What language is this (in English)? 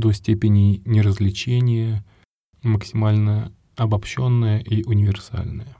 Russian